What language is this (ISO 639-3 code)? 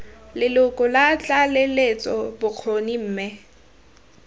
tsn